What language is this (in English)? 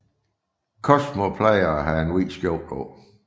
Danish